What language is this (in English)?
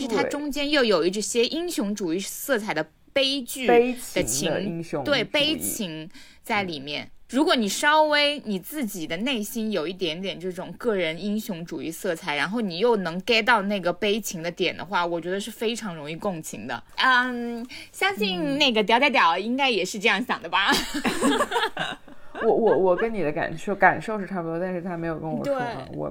Chinese